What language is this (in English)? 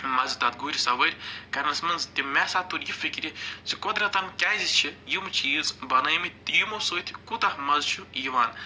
Kashmiri